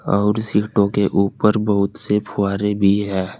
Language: Hindi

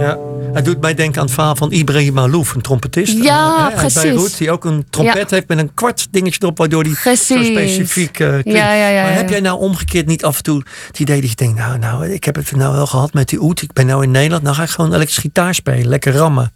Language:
Dutch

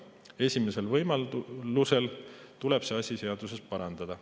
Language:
Estonian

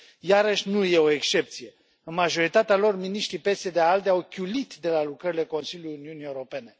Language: Romanian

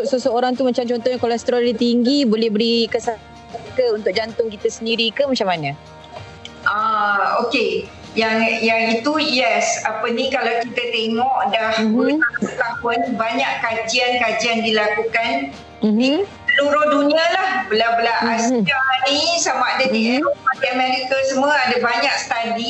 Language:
Malay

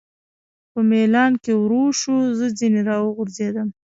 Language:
Pashto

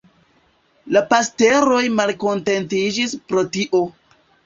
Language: Esperanto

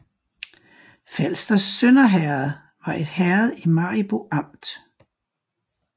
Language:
Danish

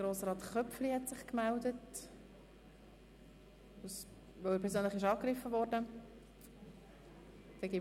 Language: Swiss German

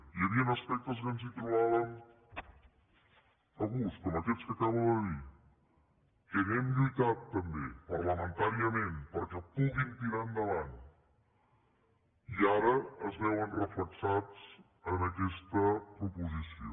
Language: Catalan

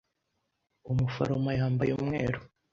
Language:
Kinyarwanda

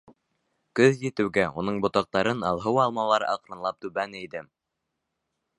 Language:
Bashkir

